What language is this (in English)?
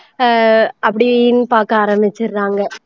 Tamil